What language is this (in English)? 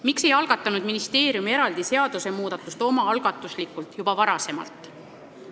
Estonian